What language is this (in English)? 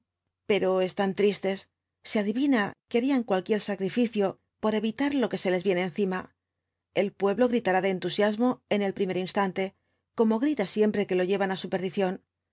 Spanish